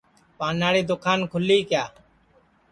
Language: Sansi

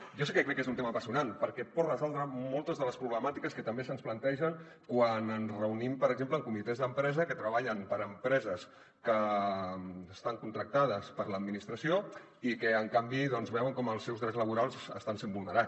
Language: Catalan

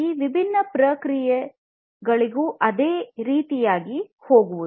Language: Kannada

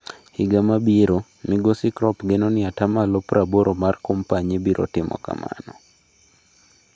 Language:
Luo (Kenya and Tanzania)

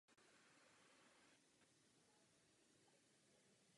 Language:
Czech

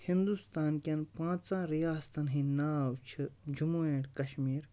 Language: Kashmiri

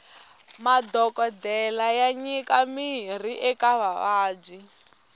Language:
Tsonga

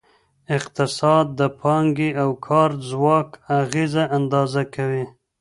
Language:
Pashto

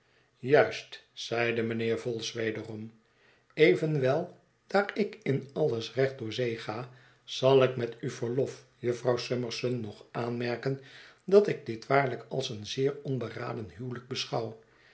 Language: Dutch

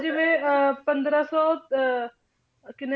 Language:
Punjabi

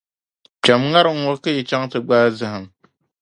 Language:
Dagbani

